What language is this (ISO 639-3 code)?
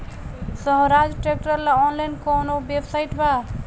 bho